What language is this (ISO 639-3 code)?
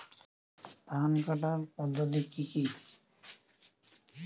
ben